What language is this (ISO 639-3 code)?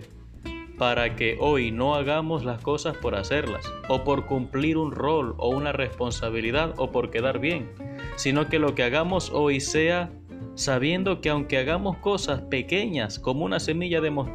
spa